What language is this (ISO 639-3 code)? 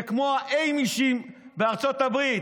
heb